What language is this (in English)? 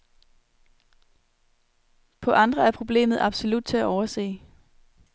Danish